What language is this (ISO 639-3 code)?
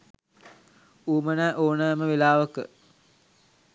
sin